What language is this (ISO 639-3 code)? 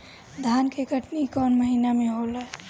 bho